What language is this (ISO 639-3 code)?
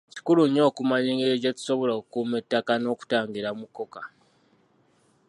lug